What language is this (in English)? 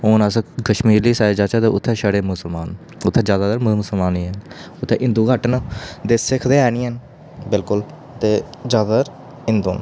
Dogri